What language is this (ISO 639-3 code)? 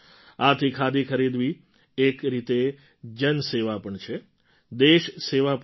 guj